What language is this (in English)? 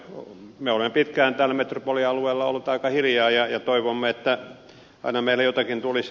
Finnish